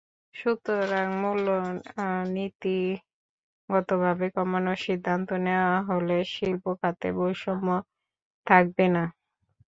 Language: Bangla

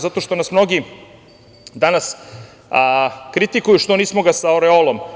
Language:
Serbian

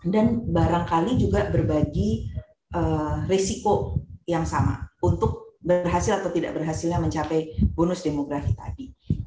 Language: Indonesian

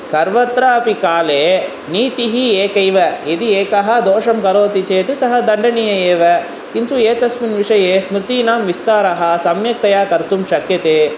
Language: Sanskrit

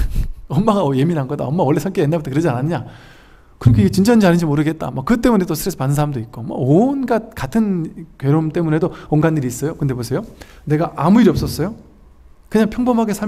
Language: Korean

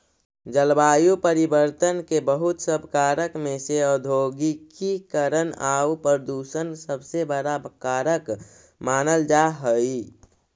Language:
Magahi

